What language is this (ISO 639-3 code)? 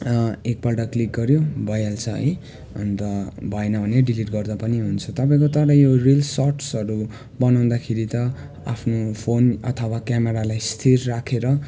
nep